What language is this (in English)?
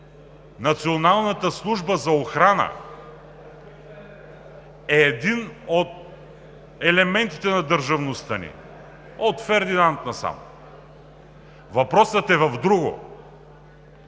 Bulgarian